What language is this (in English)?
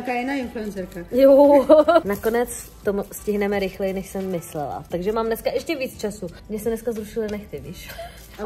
Czech